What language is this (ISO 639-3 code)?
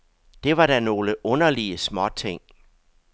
dan